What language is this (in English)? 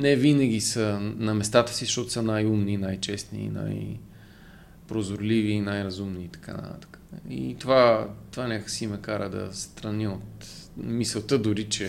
Bulgarian